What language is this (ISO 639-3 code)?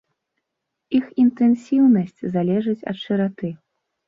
bel